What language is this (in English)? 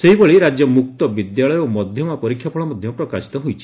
Odia